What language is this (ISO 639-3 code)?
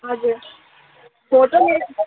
nep